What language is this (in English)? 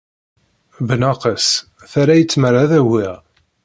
Kabyle